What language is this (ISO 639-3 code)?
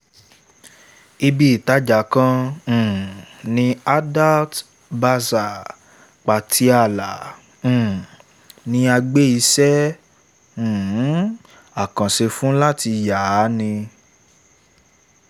yor